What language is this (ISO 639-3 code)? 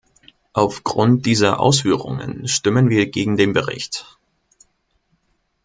deu